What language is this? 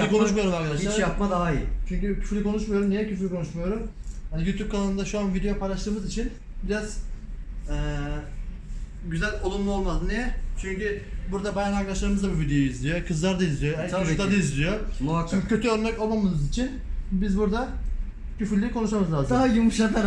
Turkish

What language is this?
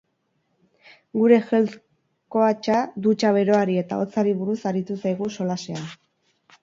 Basque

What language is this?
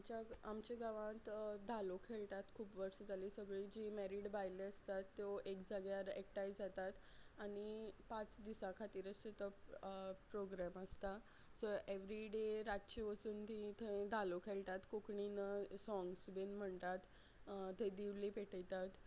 Konkani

